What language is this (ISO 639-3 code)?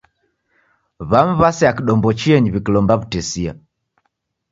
dav